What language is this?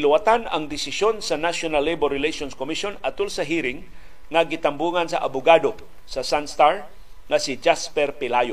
Filipino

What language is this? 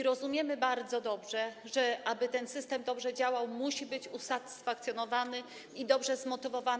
Polish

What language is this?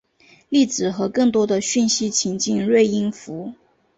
Chinese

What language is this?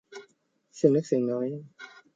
Thai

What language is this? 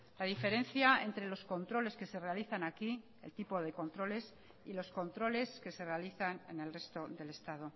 Spanish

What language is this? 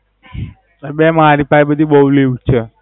Gujarati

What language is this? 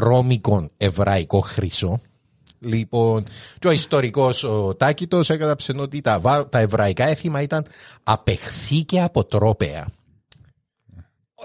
Greek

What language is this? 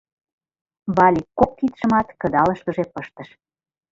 Mari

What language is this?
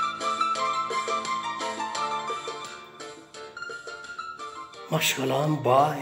Turkish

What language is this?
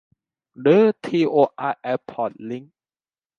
Thai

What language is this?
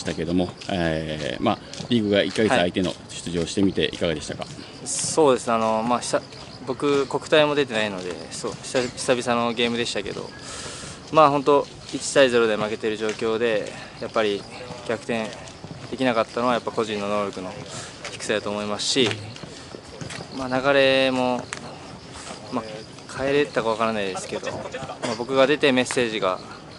Japanese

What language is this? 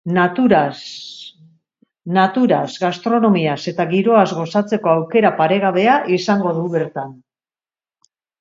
Basque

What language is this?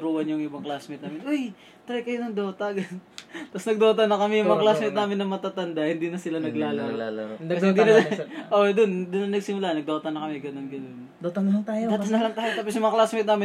Filipino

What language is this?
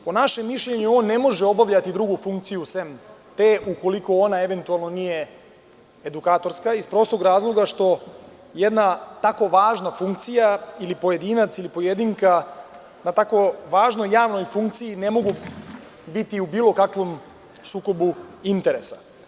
Serbian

